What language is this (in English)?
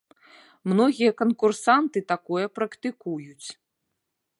Belarusian